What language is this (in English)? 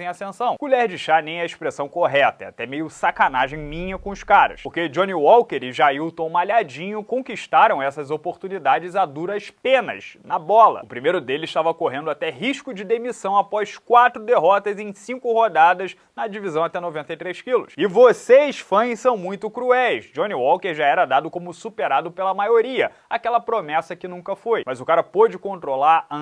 Portuguese